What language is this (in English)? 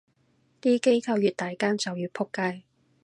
Cantonese